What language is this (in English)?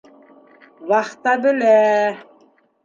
Bashkir